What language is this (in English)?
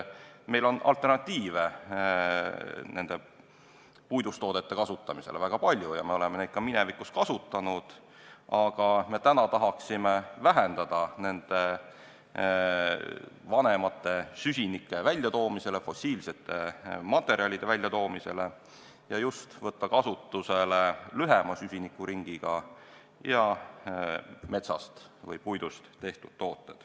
Estonian